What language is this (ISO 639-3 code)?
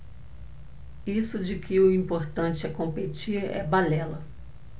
por